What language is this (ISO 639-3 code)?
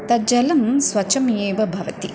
san